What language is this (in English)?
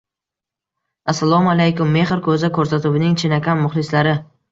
Uzbek